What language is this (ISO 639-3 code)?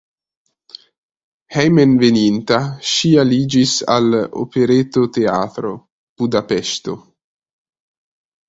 epo